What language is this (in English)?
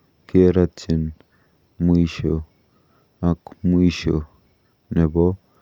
Kalenjin